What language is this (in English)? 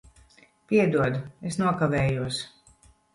Latvian